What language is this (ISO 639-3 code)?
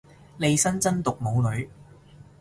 yue